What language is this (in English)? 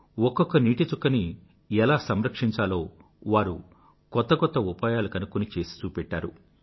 Telugu